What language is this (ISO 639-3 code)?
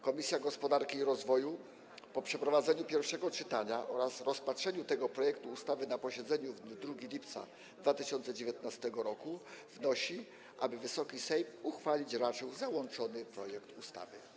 pol